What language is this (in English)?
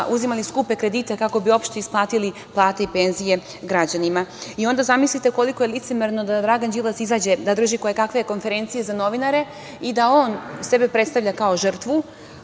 Serbian